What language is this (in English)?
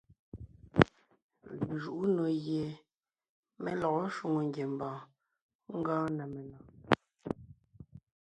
Ngiemboon